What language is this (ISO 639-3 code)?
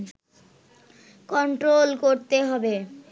ben